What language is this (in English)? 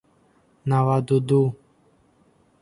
Tajik